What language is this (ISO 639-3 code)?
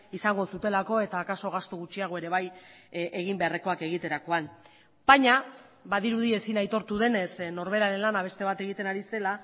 eus